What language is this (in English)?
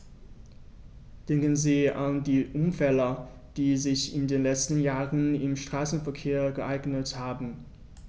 German